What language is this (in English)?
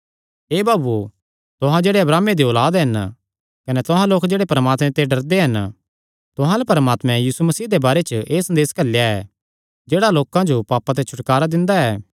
Kangri